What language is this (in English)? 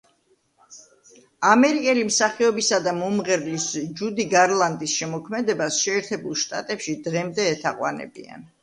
Georgian